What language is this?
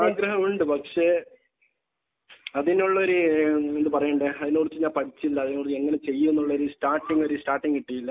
Malayalam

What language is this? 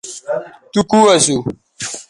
Bateri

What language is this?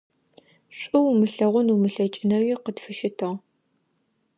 Adyghe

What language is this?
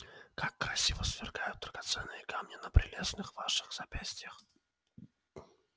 Russian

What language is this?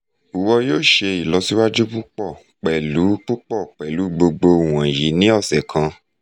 Yoruba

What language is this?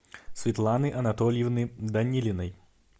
Russian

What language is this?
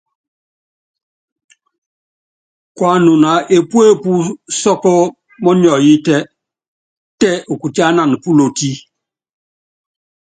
Yangben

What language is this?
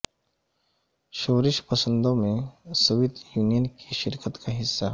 Urdu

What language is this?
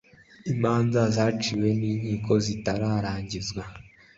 Kinyarwanda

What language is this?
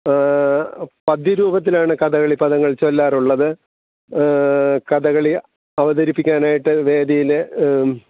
Malayalam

